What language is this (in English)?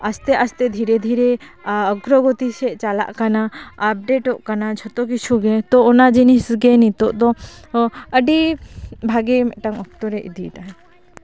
Santali